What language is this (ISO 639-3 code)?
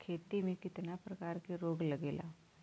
bho